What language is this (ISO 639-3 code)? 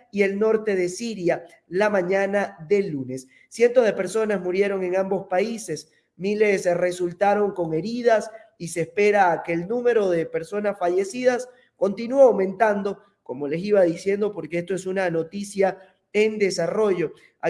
spa